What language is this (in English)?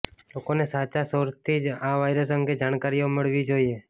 Gujarati